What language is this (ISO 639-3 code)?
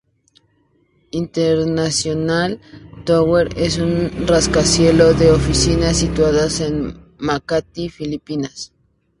spa